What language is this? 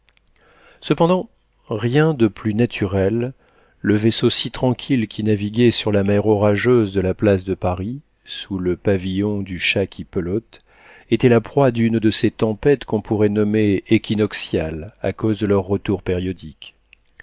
French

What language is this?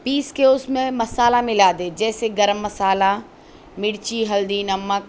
Urdu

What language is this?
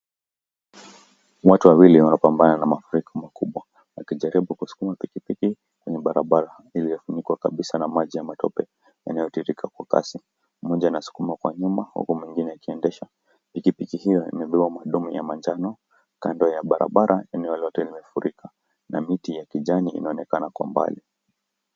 Swahili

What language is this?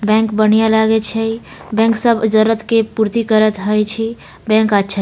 Maithili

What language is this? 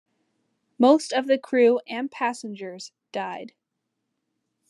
English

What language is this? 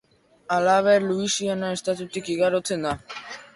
Basque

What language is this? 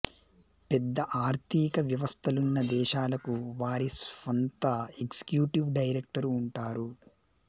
Telugu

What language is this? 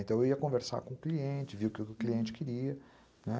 Portuguese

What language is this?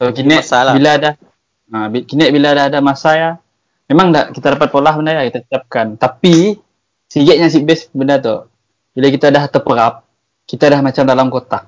Malay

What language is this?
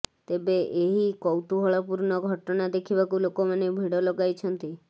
Odia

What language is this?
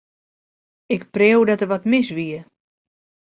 Western Frisian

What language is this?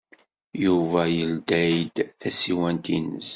Kabyle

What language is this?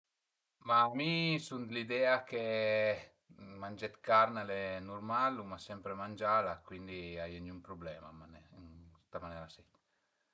Piedmontese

